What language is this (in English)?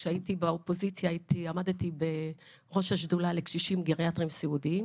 Hebrew